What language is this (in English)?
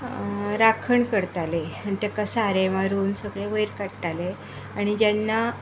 Konkani